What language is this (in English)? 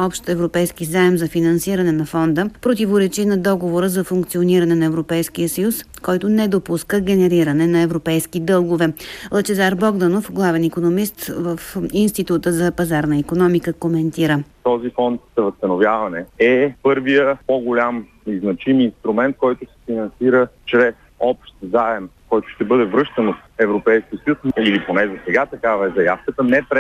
Bulgarian